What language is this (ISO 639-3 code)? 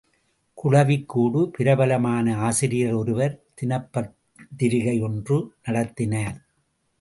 tam